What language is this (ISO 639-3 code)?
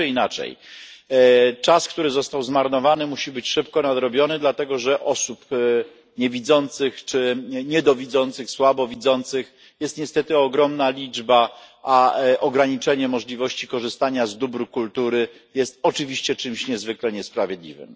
pol